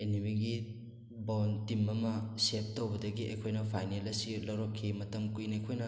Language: Manipuri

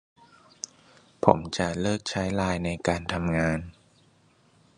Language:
Thai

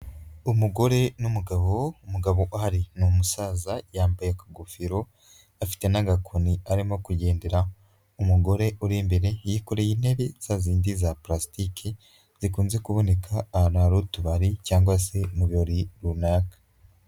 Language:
Kinyarwanda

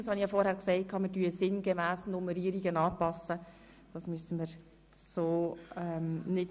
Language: Swiss German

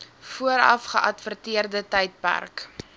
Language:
Afrikaans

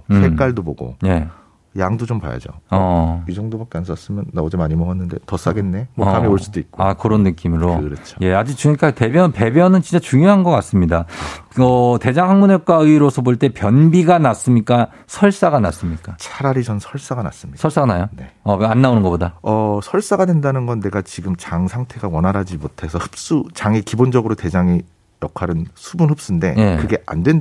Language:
Korean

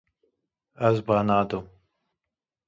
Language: Kurdish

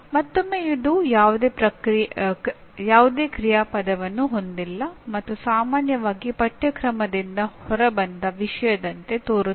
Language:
Kannada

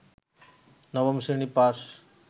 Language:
Bangla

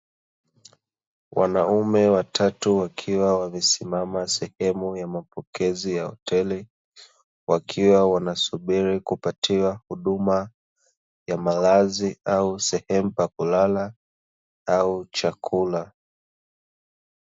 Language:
Swahili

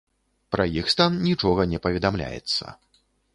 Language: Belarusian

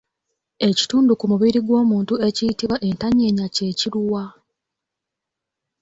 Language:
Ganda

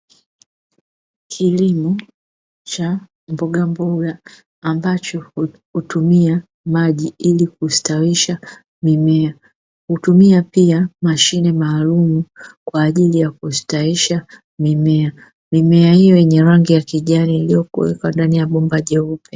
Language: Swahili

